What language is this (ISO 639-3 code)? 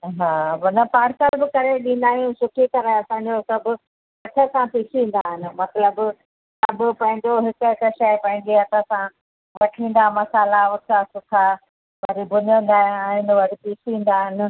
snd